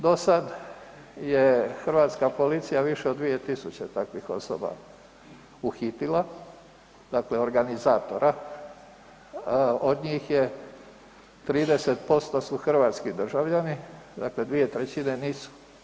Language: Croatian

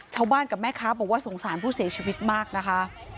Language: Thai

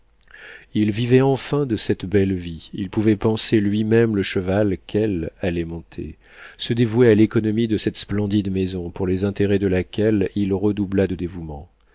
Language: French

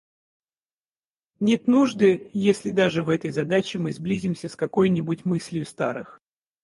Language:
Russian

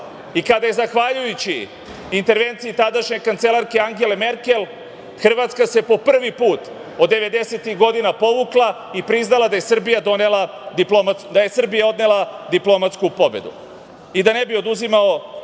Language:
Serbian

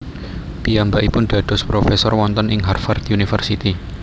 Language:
Javanese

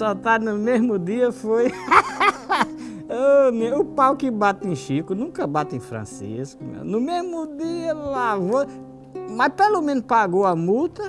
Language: Portuguese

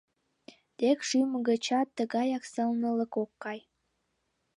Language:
Mari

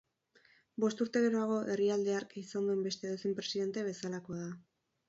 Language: Basque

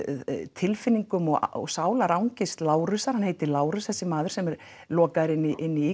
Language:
Icelandic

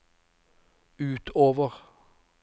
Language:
Norwegian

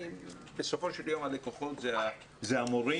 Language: Hebrew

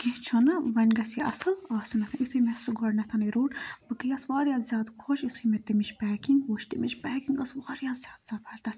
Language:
Kashmiri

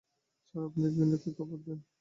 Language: Bangla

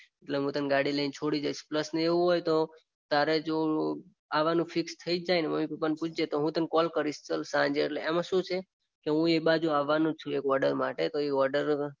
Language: Gujarati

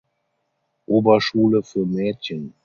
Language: German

